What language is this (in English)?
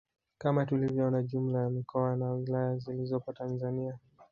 Swahili